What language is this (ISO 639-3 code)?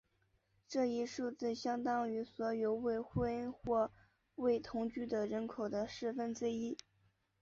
zho